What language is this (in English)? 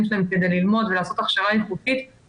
Hebrew